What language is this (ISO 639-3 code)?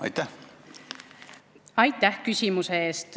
est